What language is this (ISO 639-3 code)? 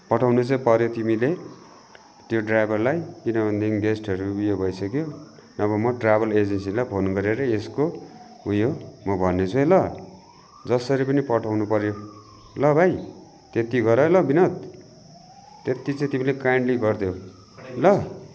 nep